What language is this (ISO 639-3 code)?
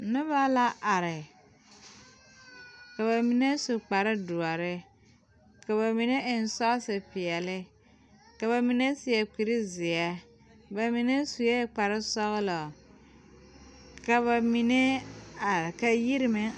dga